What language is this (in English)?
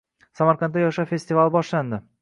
Uzbek